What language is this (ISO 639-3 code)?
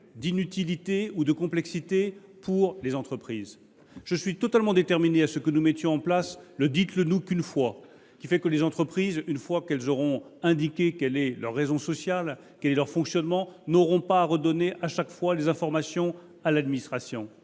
fra